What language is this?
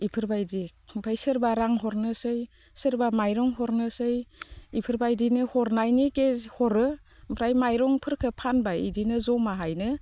Bodo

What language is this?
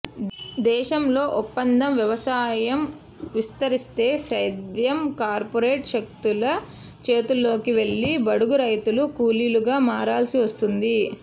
Telugu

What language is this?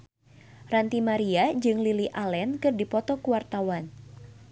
Sundanese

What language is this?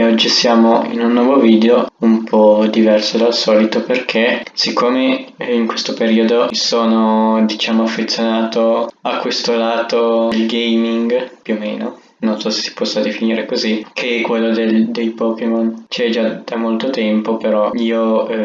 Italian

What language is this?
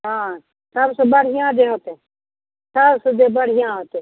Maithili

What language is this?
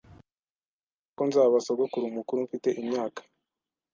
Kinyarwanda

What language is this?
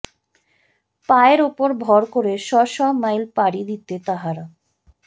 Bangla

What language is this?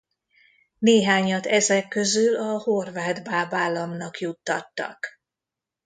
Hungarian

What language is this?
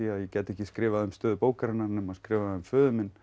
Icelandic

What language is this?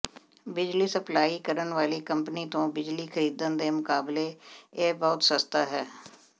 Punjabi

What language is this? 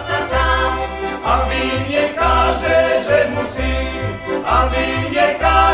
Slovak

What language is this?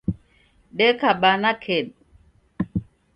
Taita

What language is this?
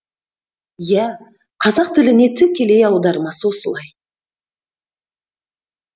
Kazakh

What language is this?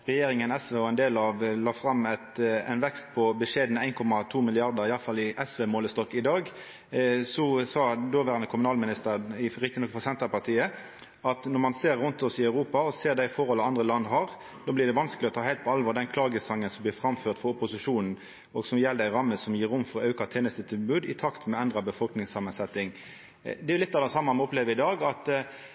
Norwegian Nynorsk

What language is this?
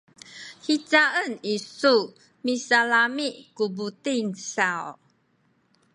Sakizaya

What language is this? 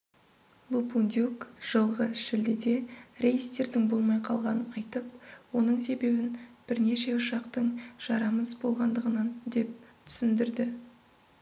Kazakh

